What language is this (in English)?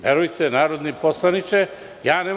Serbian